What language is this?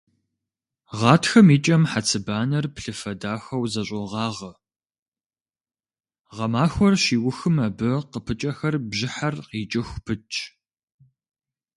Kabardian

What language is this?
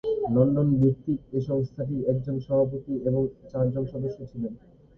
Bangla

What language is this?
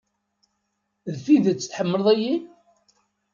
Kabyle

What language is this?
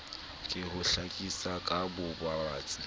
Southern Sotho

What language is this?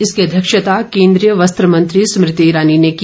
Hindi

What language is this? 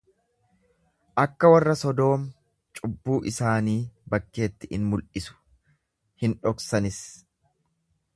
Oromo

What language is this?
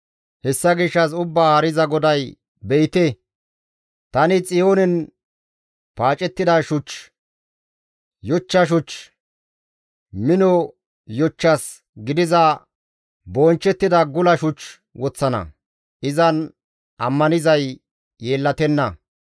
Gamo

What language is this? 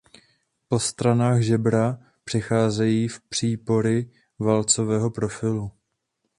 Czech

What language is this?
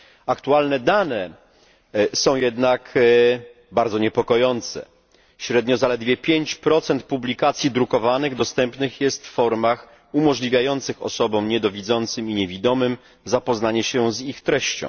Polish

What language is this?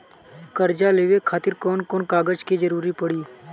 Bhojpuri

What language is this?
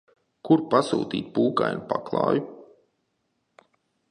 Latvian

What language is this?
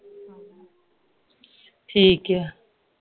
Punjabi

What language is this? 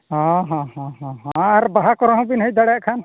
Santali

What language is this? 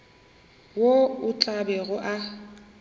Northern Sotho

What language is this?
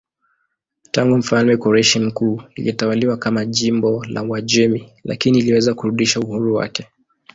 Swahili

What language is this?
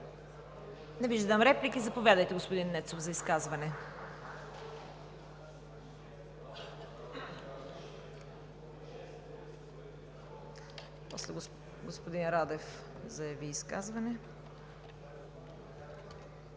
Bulgarian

